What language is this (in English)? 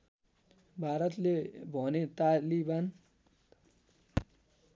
Nepali